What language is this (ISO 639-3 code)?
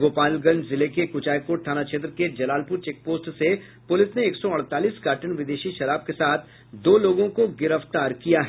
hin